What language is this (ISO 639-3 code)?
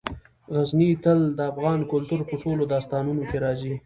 pus